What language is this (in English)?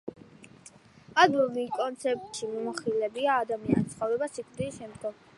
Georgian